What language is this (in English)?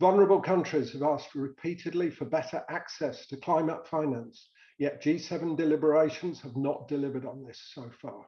English